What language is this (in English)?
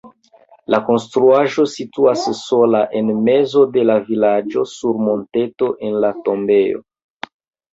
Esperanto